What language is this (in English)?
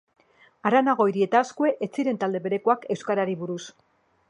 Basque